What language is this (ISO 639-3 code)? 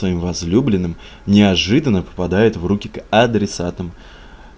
rus